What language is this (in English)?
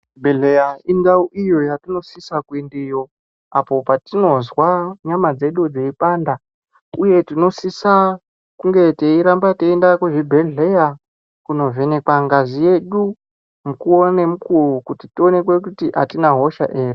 Ndau